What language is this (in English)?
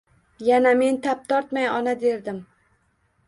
Uzbek